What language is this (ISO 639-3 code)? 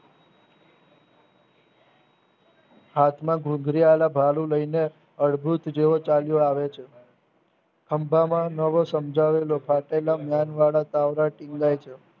guj